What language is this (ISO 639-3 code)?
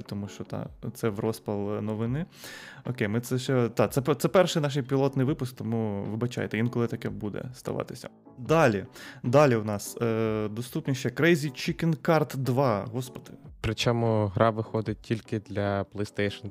ukr